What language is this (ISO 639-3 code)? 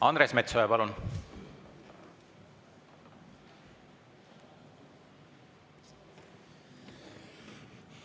est